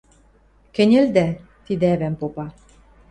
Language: Western Mari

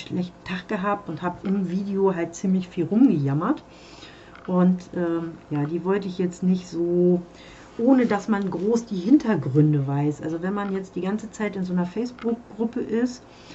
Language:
German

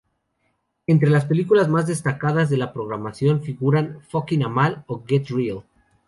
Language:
Spanish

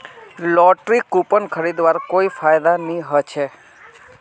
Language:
Magahi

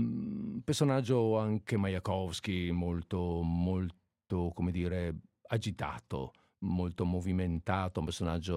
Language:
Italian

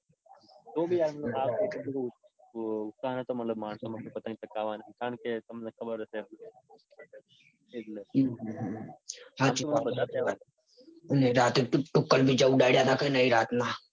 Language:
Gujarati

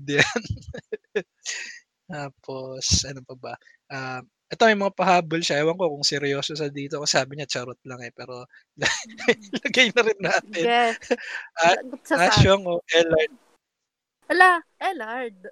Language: Filipino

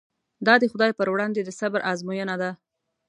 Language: Pashto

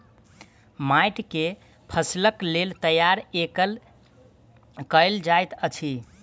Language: Maithili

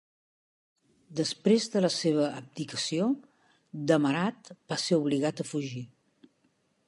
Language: Catalan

